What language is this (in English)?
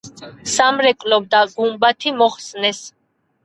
Georgian